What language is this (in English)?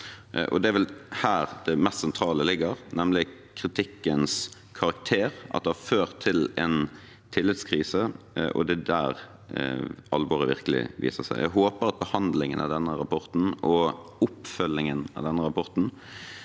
Norwegian